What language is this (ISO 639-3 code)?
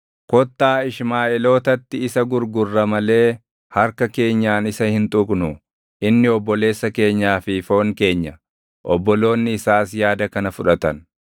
orm